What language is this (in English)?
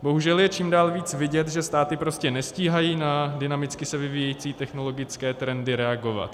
Czech